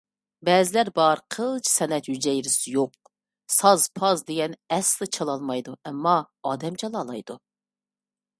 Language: Uyghur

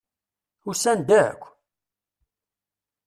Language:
Kabyle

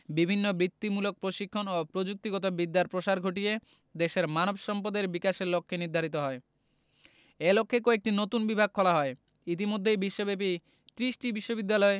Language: Bangla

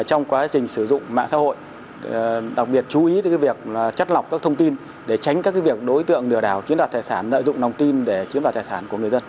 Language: Vietnamese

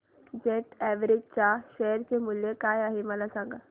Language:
Marathi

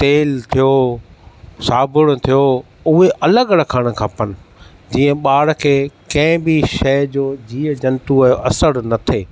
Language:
Sindhi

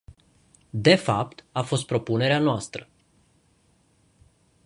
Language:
Romanian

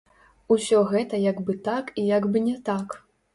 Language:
Belarusian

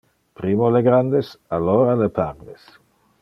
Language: Interlingua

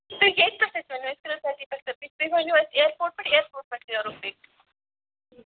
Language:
Kashmiri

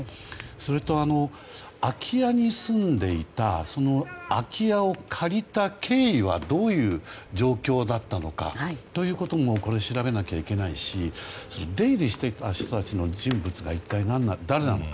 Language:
Japanese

